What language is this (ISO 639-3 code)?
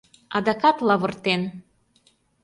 chm